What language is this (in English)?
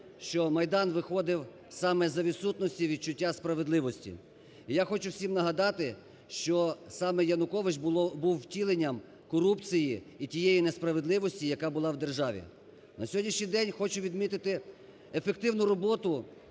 Ukrainian